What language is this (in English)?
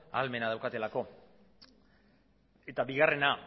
Basque